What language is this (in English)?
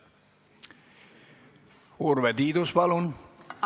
Estonian